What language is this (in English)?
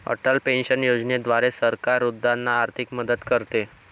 Marathi